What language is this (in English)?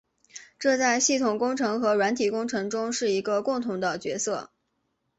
Chinese